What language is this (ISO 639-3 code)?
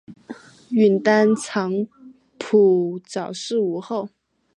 zho